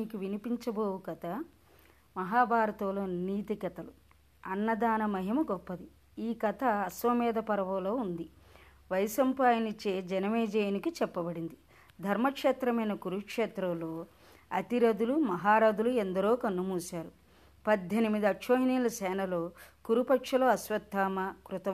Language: Telugu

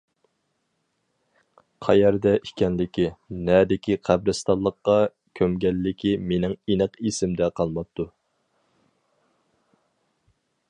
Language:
Uyghur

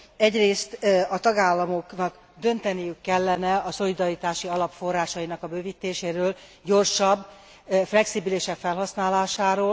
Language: Hungarian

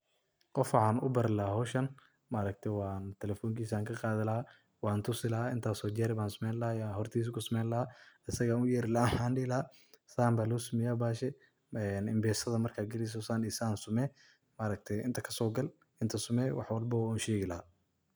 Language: Somali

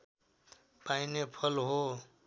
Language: Nepali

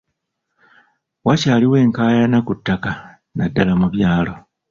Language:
Ganda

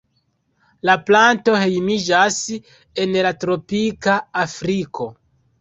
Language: Esperanto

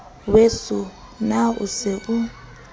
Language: Southern Sotho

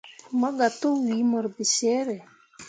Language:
Mundang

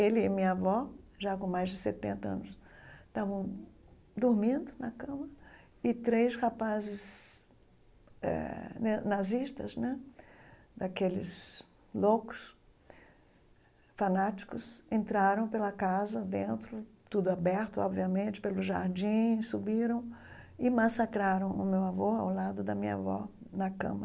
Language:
Portuguese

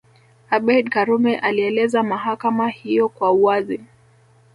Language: Swahili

